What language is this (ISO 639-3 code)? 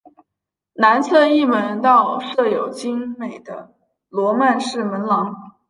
zho